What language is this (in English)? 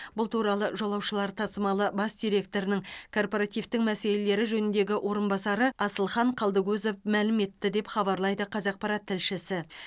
Kazakh